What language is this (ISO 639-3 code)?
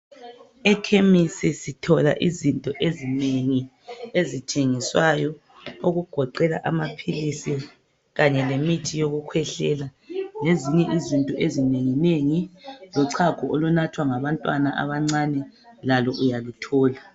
nde